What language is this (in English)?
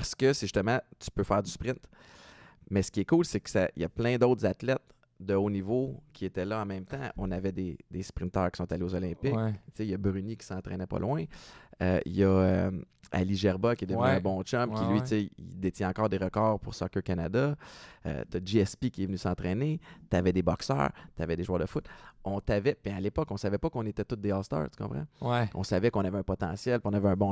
French